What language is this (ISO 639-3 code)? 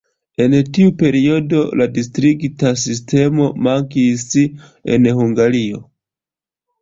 epo